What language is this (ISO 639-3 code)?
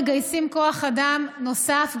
heb